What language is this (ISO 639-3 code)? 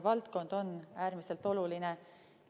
est